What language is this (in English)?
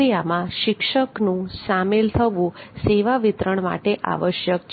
Gujarati